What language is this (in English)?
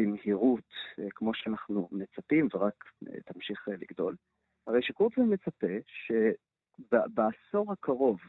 Hebrew